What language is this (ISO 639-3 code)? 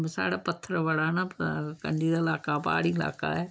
doi